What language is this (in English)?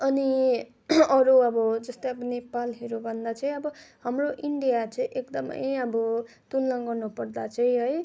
Nepali